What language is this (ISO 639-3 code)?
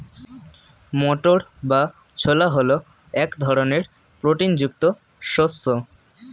ben